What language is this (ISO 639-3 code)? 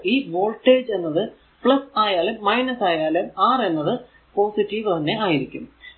mal